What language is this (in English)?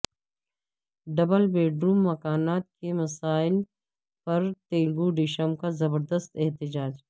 Urdu